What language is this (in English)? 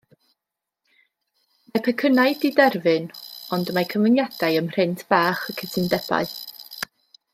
Welsh